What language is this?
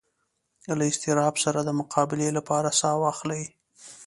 Pashto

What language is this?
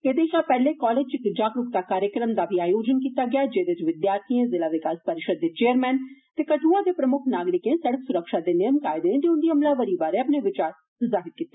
Dogri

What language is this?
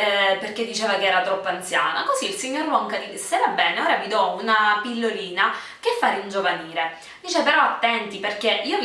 Italian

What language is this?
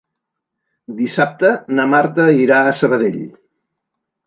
Catalan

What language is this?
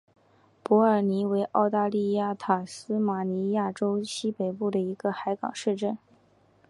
Chinese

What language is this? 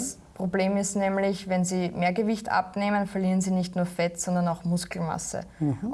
German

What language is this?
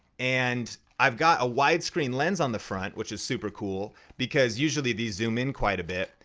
English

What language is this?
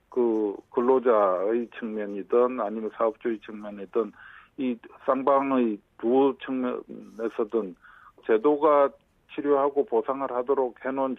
Korean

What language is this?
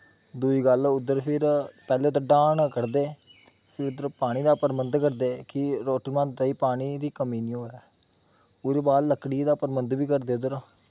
Dogri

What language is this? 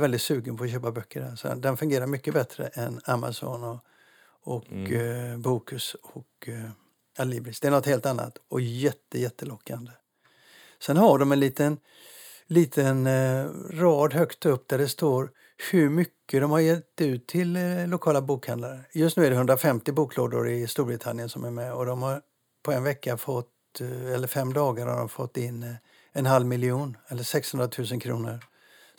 Swedish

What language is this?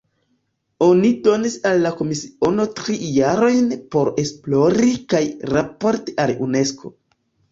Esperanto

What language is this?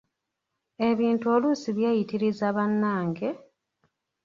Ganda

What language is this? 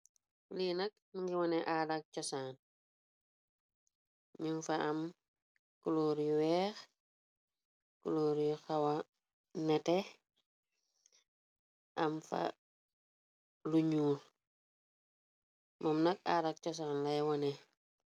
Wolof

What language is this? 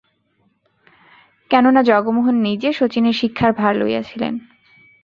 Bangla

